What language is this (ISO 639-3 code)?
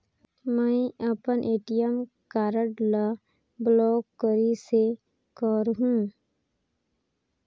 hne